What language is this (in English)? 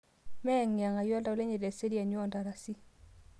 Masai